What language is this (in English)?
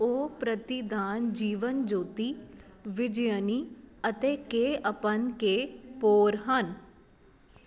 Punjabi